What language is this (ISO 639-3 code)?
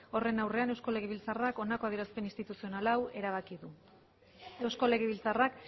eus